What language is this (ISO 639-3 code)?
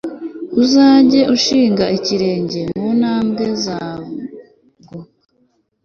kin